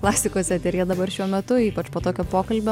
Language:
Lithuanian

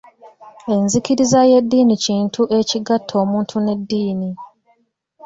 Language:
Ganda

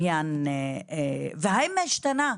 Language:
Hebrew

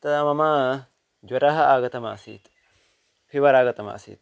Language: Sanskrit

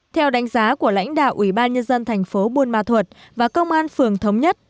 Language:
Vietnamese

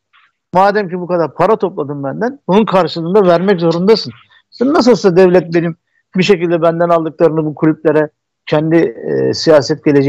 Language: Turkish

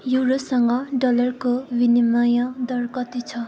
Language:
Nepali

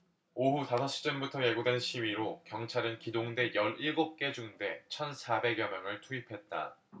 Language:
Korean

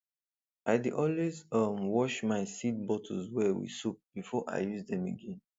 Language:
Nigerian Pidgin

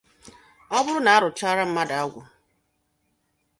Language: Igbo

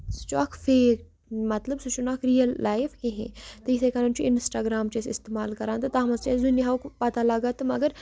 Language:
Kashmiri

